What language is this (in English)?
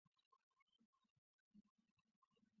Chinese